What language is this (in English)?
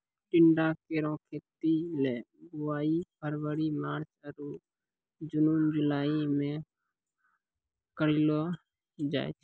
Maithili